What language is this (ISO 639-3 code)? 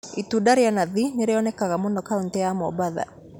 kik